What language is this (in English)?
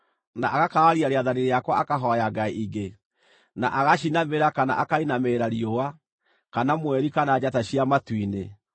Kikuyu